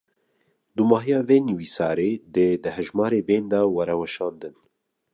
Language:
Kurdish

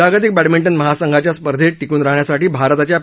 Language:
Marathi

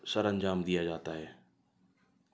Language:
Urdu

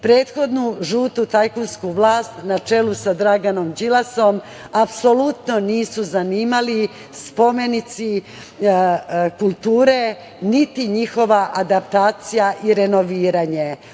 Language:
Serbian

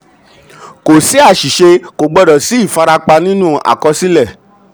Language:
Yoruba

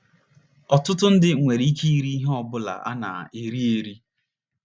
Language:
Igbo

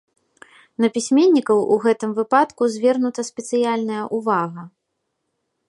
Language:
Belarusian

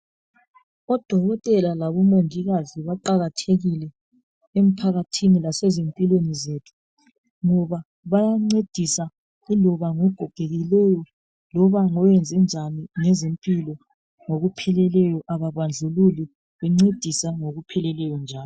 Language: North Ndebele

